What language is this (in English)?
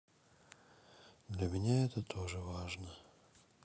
Russian